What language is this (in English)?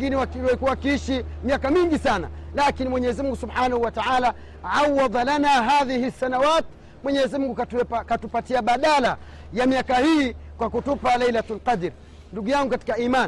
Swahili